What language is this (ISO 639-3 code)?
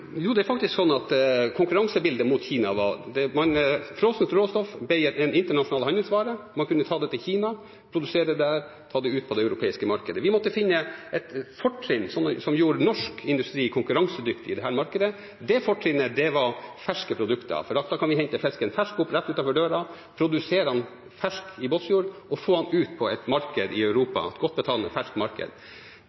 nor